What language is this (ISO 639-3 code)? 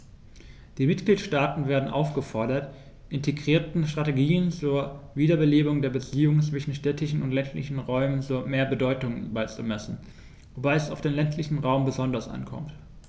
deu